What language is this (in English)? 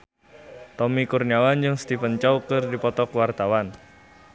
Sundanese